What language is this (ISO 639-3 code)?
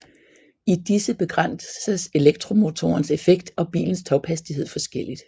dan